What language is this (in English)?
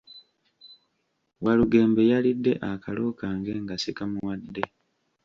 Ganda